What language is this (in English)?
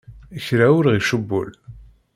Kabyle